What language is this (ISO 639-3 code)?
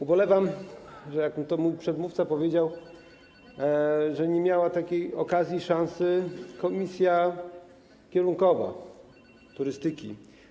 pol